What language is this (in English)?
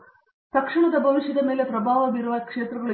Kannada